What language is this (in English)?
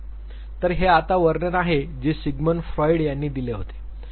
Marathi